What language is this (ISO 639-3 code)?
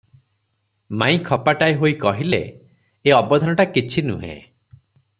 ori